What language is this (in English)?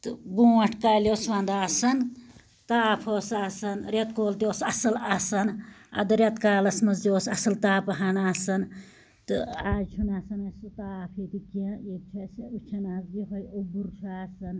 Kashmiri